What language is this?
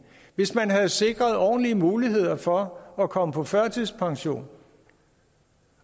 Danish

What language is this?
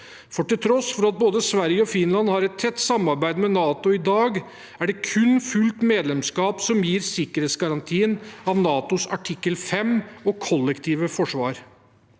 Norwegian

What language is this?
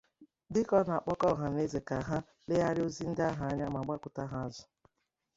Igbo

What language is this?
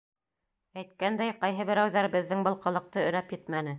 Bashkir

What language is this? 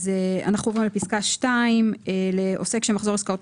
Hebrew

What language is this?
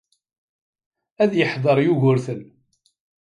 Kabyle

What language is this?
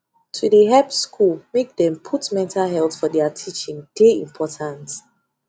Nigerian Pidgin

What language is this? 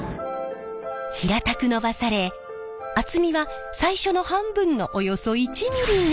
Japanese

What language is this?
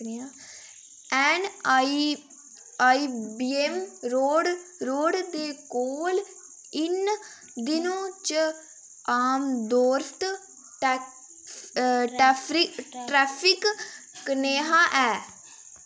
Dogri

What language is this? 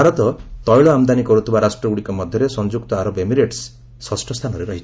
Odia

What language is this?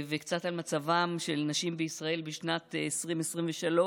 Hebrew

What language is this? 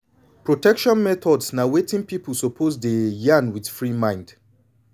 Nigerian Pidgin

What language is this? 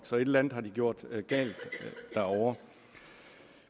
Danish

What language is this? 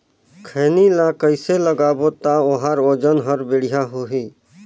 Chhattisgarhi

